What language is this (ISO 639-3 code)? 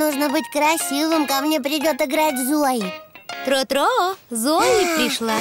rus